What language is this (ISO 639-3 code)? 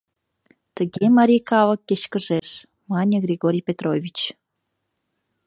chm